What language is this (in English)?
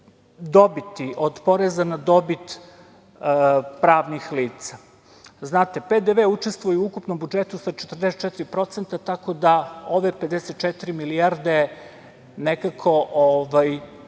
Serbian